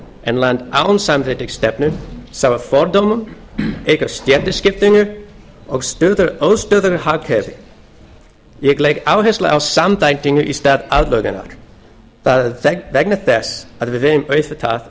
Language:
Icelandic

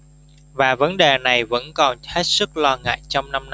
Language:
Vietnamese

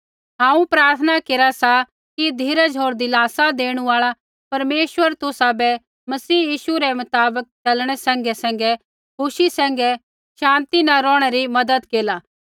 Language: Kullu Pahari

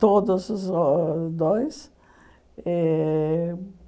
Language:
Portuguese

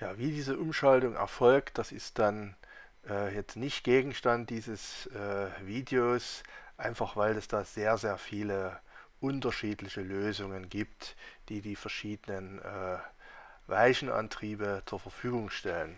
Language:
German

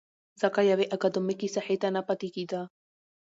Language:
Pashto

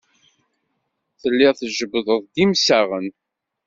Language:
Kabyle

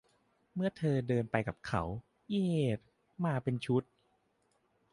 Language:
Thai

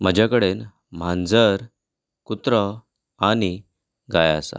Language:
Konkani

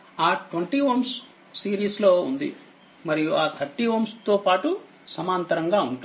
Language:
Telugu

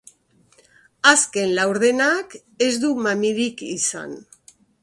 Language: Basque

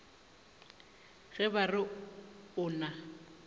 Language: Northern Sotho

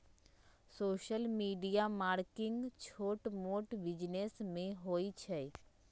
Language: Magahi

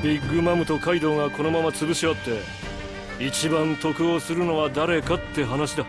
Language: Japanese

